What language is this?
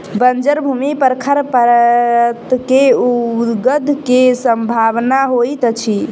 Maithili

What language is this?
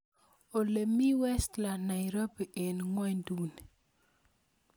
Kalenjin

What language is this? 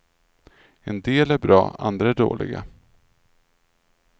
Swedish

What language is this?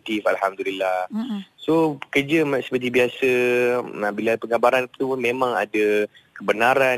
Malay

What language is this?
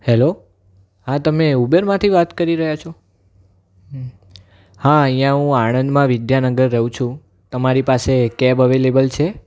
Gujarati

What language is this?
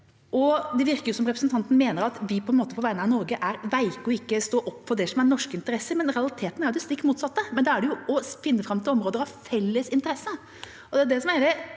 Norwegian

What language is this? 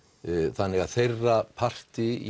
Icelandic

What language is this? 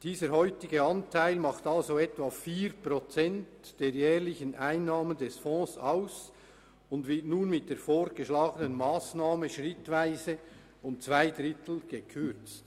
Swiss German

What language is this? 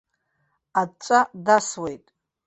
Abkhazian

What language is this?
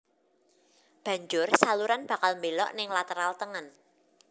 Javanese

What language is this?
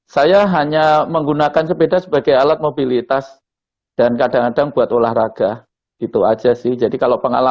Indonesian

